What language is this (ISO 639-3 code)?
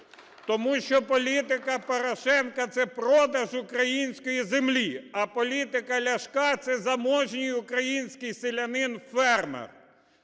ukr